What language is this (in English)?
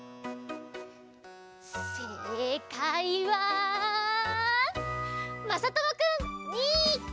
Japanese